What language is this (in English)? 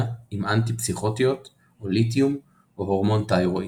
Hebrew